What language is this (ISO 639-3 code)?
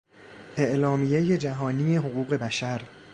fas